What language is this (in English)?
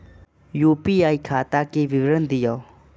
Maithili